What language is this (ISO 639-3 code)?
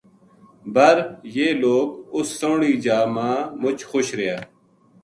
gju